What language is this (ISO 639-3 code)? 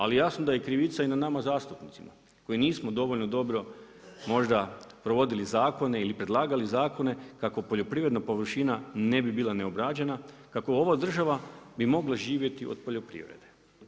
hrv